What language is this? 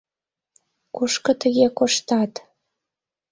Mari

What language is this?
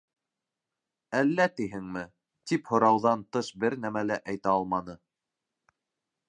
Bashkir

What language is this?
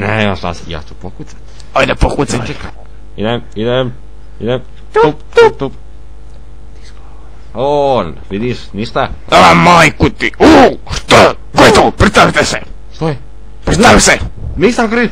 Latvian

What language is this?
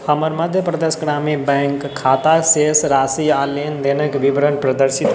Maithili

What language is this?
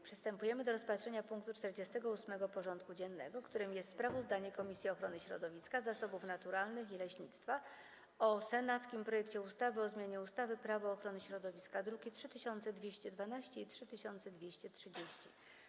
Polish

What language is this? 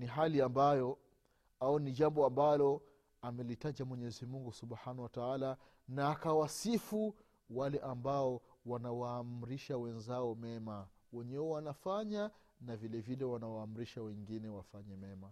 Swahili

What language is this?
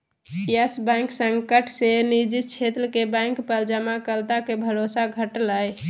Magahi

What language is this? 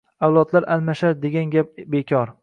Uzbek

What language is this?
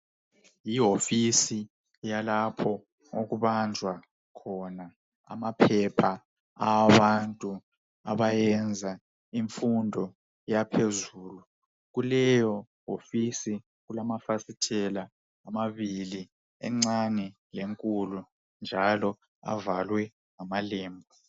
North Ndebele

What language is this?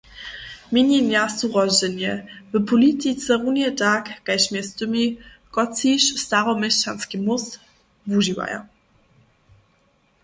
Upper Sorbian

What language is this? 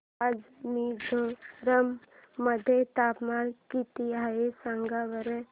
Marathi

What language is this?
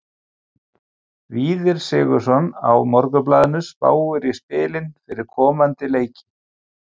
Icelandic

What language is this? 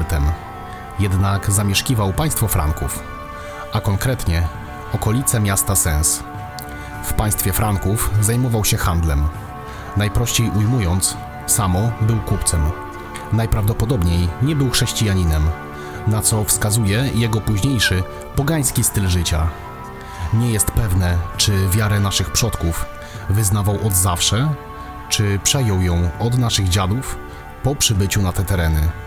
Polish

